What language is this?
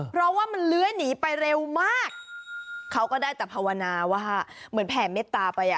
Thai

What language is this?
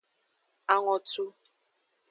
Aja (Benin)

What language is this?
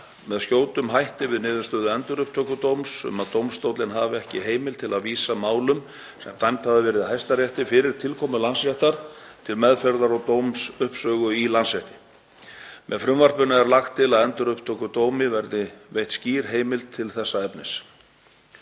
Icelandic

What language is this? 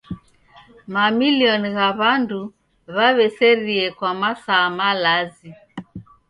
Taita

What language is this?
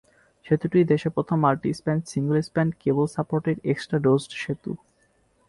Bangla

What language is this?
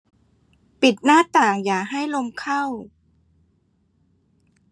Thai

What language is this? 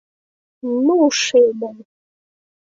Mari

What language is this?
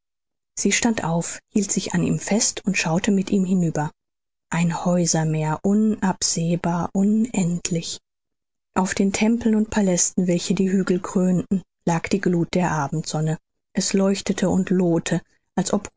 German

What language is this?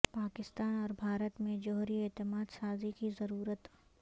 Urdu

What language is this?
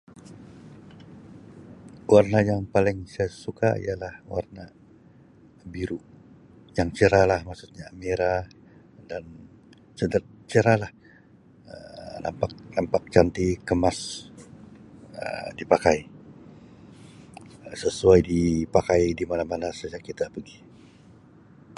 Sabah Malay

